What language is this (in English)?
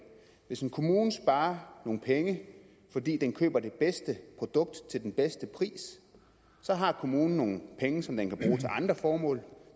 Danish